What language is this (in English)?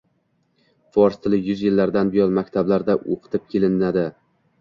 Uzbek